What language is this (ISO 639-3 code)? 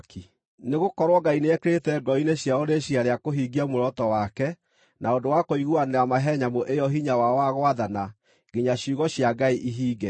kik